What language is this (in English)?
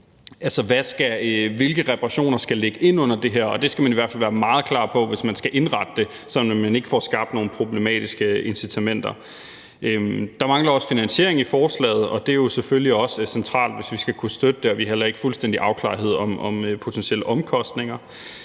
Danish